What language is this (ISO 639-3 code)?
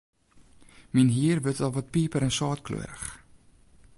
fry